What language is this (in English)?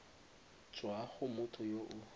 Tswana